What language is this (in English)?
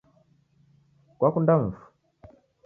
Taita